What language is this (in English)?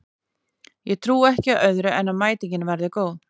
Icelandic